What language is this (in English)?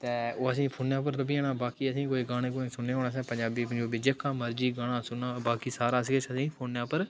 Dogri